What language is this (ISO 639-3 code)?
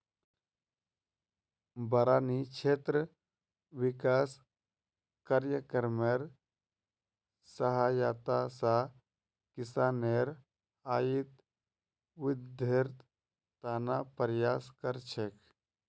mag